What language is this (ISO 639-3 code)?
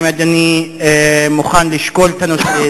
heb